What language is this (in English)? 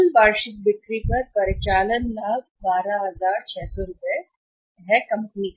Hindi